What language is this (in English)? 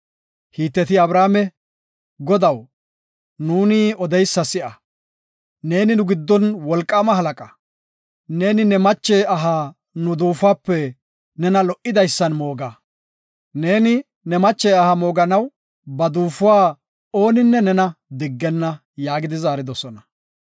Gofa